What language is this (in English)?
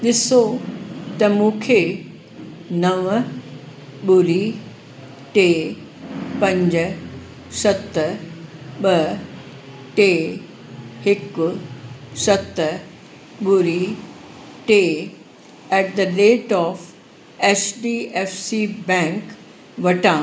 Sindhi